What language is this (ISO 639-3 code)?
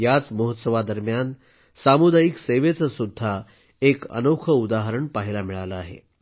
mar